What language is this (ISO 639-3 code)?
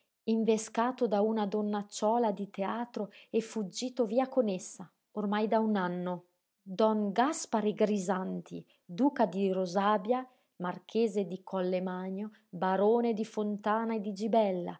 ita